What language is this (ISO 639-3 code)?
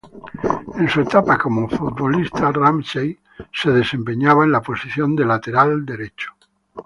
spa